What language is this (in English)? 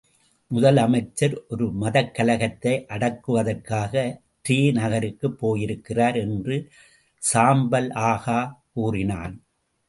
Tamil